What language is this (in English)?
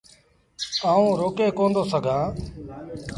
Sindhi Bhil